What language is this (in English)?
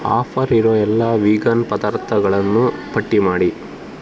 Kannada